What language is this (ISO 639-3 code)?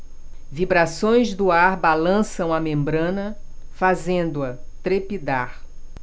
por